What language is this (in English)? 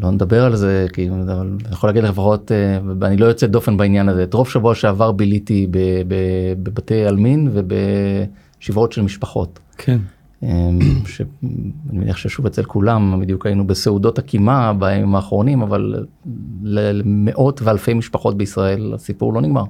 Hebrew